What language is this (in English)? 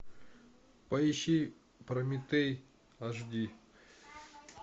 Russian